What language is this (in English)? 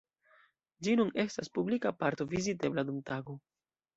Esperanto